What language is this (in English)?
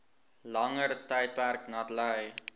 Afrikaans